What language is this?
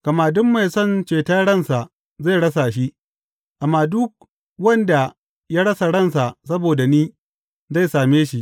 Hausa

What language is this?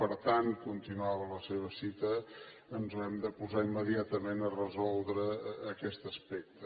Catalan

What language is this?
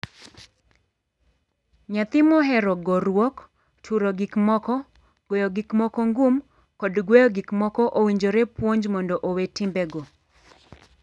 Luo (Kenya and Tanzania)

